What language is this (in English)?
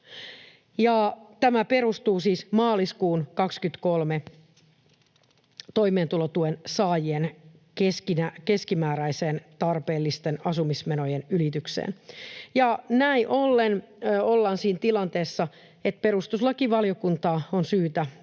Finnish